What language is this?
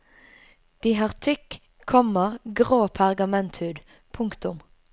Norwegian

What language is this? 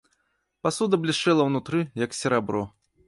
Belarusian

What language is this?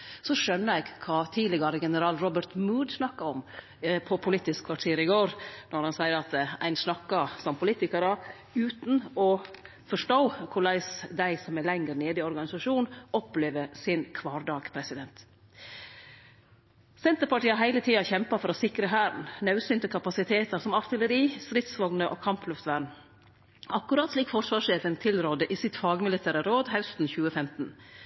Norwegian Nynorsk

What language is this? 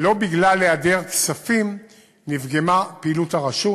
Hebrew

